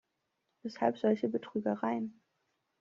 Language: German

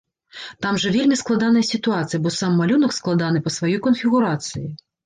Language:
Belarusian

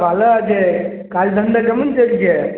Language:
Bangla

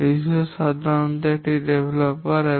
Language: Bangla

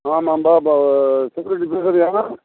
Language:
Tamil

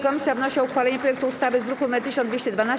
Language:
Polish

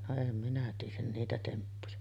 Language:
Finnish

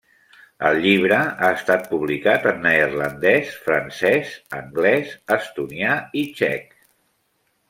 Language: Catalan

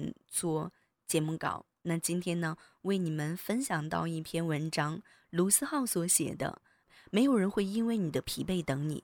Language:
Chinese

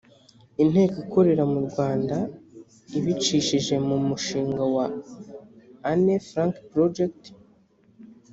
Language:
Kinyarwanda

